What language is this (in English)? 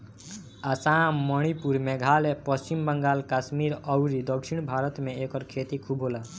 Bhojpuri